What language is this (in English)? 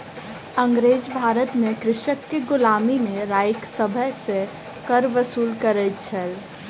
Maithili